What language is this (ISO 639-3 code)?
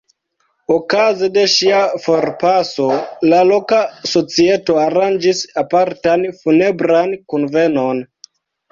epo